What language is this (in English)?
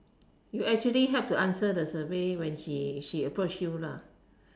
English